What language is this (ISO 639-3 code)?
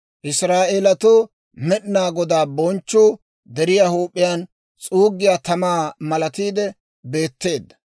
dwr